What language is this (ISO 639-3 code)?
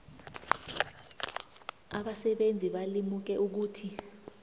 nbl